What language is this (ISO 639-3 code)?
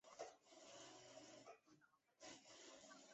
zho